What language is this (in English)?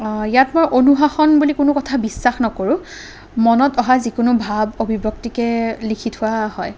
Assamese